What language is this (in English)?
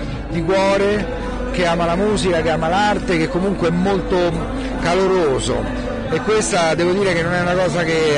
Italian